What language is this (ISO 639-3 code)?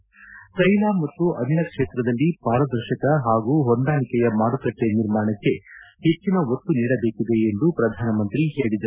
kan